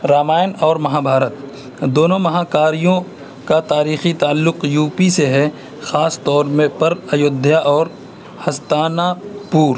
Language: Urdu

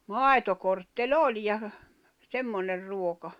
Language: Finnish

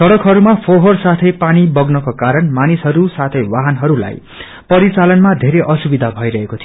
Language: Nepali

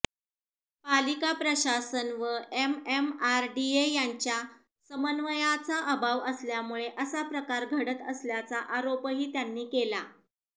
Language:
Marathi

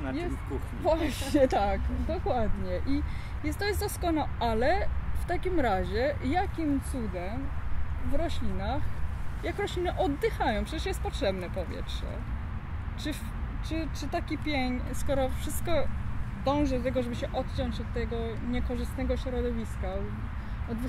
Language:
Polish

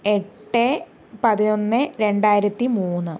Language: Malayalam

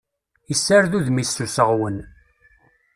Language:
Kabyle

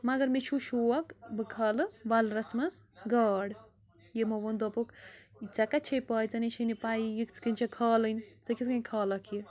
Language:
Kashmiri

